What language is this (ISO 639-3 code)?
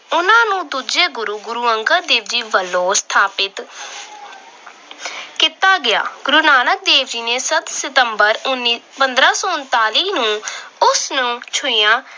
pan